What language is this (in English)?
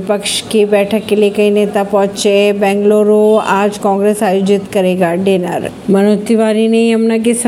Hindi